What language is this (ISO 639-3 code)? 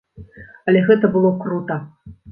bel